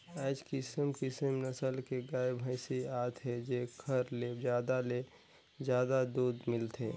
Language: Chhattisgarhi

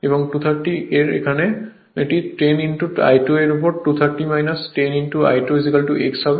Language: Bangla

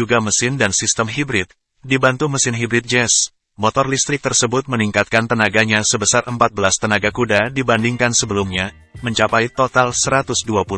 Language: Indonesian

